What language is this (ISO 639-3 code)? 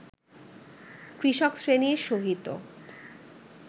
ben